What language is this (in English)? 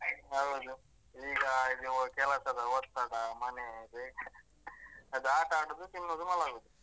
Kannada